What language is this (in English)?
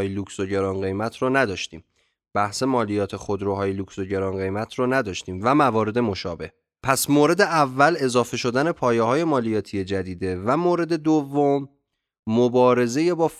Persian